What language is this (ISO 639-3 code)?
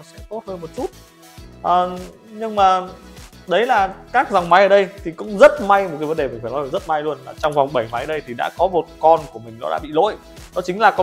vie